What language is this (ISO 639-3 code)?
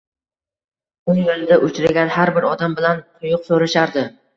uzb